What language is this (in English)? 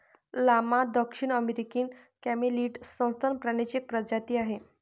Marathi